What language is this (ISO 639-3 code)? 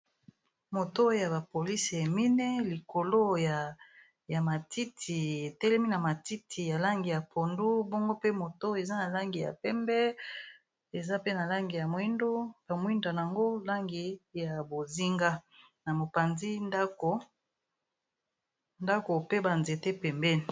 lin